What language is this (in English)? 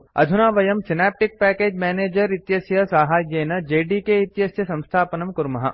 Sanskrit